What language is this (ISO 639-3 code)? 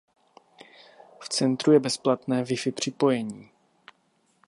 ces